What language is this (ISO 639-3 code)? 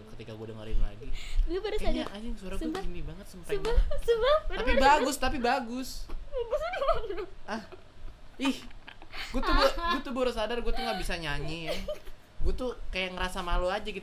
ind